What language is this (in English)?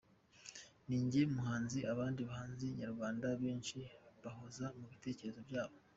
Kinyarwanda